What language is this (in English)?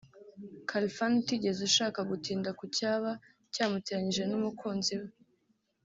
Kinyarwanda